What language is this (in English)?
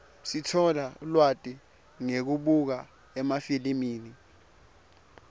Swati